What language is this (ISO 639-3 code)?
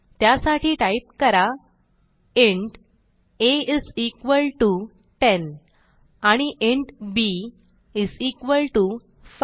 mar